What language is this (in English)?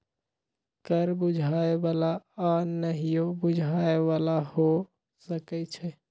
Magahi